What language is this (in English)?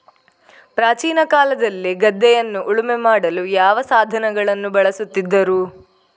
Kannada